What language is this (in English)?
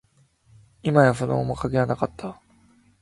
Japanese